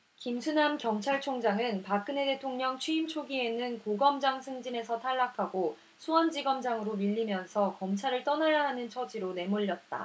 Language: Korean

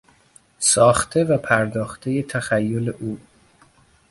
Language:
Persian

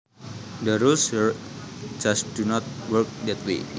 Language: Javanese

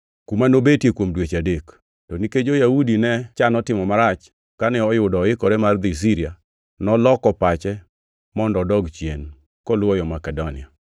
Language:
Luo (Kenya and Tanzania)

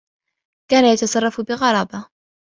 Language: Arabic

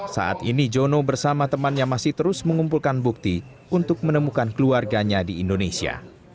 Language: Indonesian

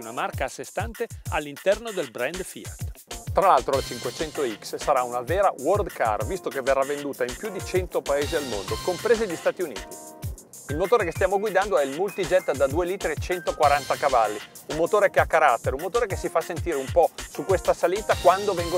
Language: Italian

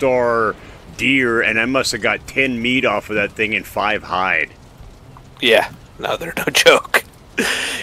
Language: English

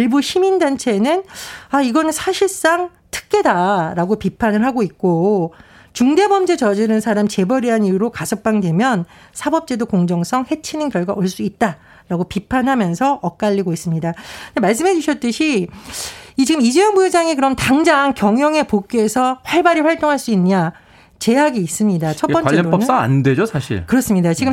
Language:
Korean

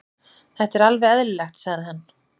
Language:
Icelandic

